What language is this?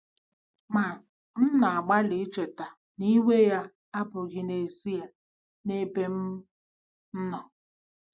Igbo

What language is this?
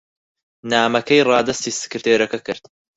Central Kurdish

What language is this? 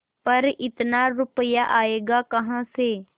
Hindi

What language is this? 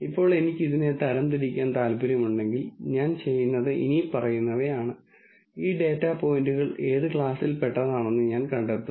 Malayalam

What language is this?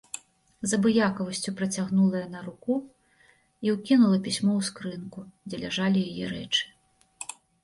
Belarusian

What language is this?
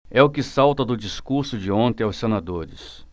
Portuguese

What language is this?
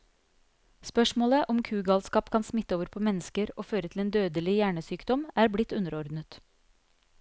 Norwegian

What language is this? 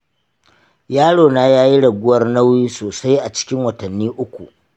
Hausa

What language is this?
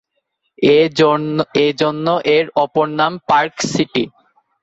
Bangla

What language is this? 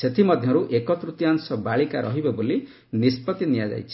Odia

